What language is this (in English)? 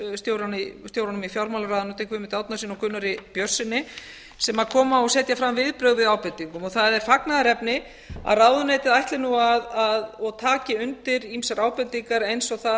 Icelandic